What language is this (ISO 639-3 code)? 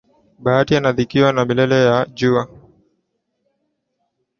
swa